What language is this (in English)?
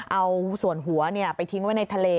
Thai